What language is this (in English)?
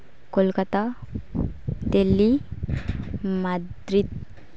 Santali